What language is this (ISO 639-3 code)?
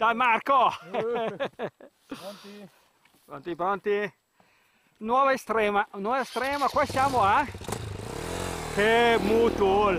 ita